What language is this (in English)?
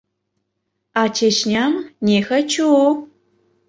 Mari